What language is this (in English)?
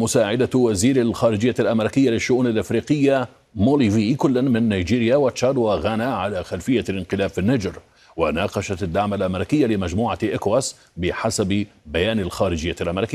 Arabic